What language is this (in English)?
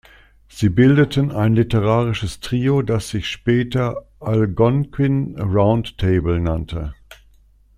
German